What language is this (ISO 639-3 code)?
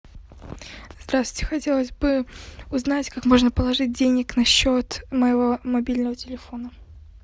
rus